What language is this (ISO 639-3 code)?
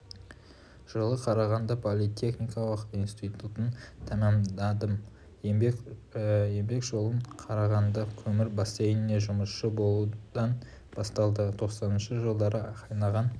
kaz